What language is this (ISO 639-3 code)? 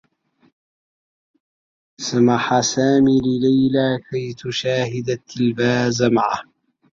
ara